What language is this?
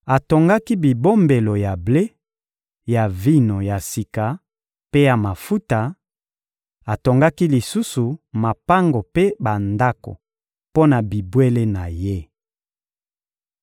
Lingala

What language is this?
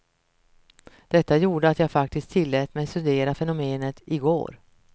Swedish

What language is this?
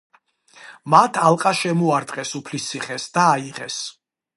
Georgian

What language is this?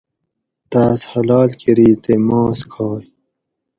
Gawri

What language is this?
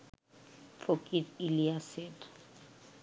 Bangla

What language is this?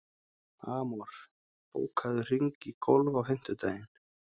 Icelandic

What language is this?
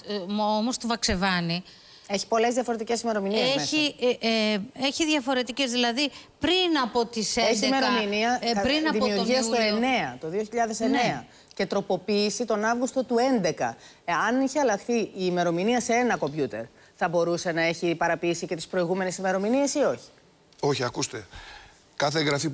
Greek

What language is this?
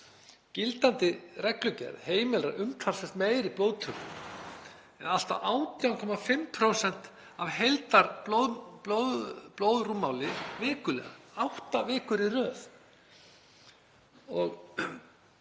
Icelandic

